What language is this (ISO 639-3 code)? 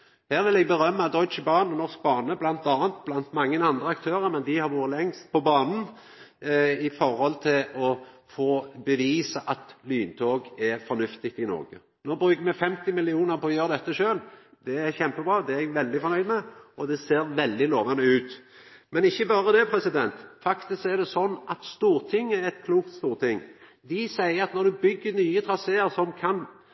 nno